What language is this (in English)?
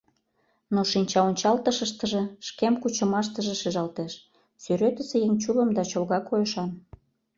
Mari